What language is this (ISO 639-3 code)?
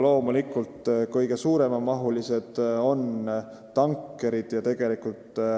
est